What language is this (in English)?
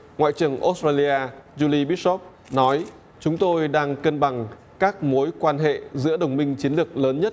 Vietnamese